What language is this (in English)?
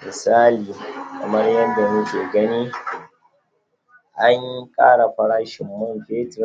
Hausa